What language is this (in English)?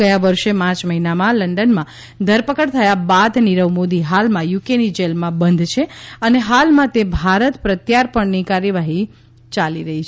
Gujarati